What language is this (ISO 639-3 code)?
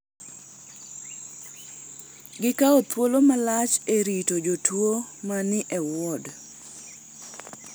luo